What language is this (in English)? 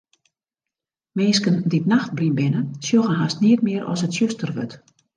Western Frisian